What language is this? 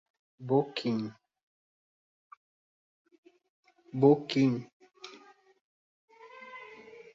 Portuguese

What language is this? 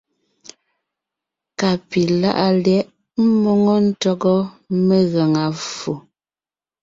Ngiemboon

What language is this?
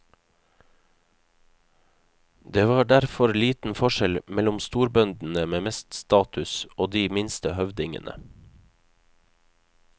Norwegian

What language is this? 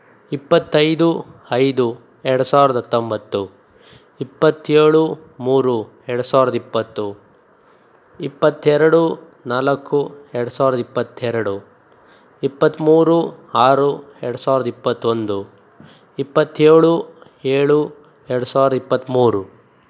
Kannada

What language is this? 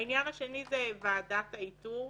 Hebrew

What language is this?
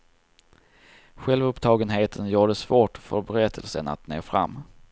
Swedish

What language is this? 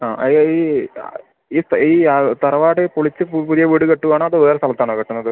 Malayalam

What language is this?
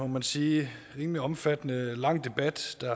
Danish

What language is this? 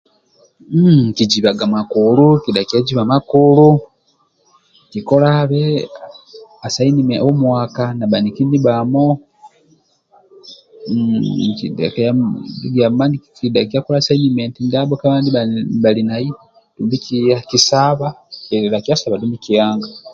Amba (Uganda)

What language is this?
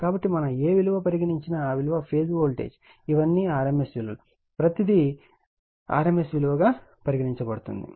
Telugu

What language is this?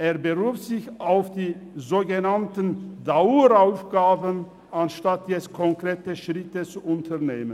Swiss German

